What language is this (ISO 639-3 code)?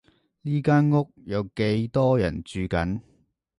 yue